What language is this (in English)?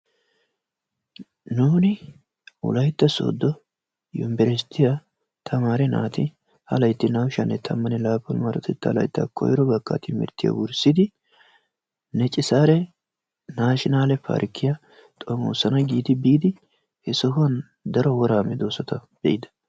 Wolaytta